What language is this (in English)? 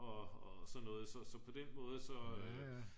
Danish